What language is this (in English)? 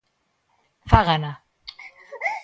Galician